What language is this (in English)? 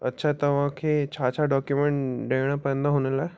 Sindhi